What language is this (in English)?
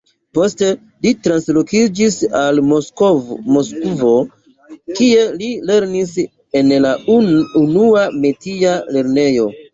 Esperanto